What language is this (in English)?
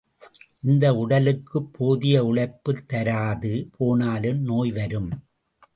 Tamil